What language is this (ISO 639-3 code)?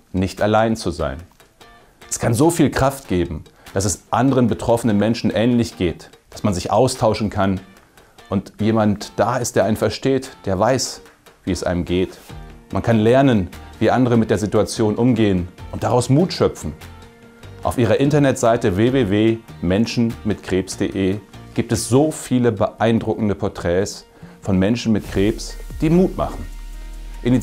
deu